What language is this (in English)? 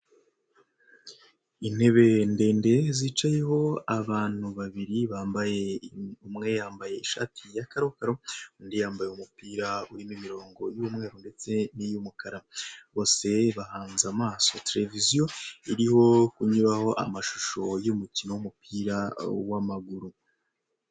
Kinyarwanda